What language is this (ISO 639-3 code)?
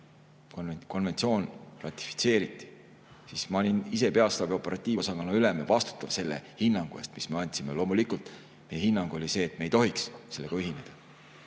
est